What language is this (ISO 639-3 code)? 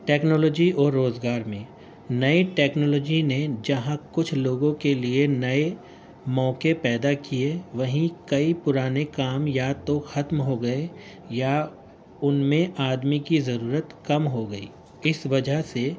urd